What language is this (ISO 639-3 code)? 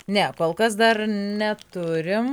lit